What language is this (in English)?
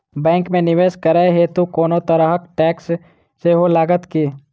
Maithili